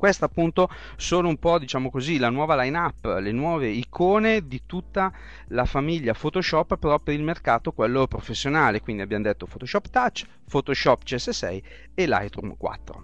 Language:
Italian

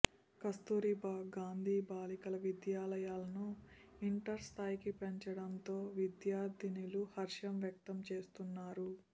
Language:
Telugu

